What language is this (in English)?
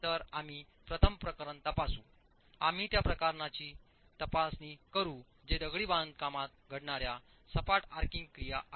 Marathi